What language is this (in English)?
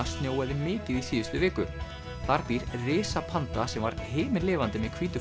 Icelandic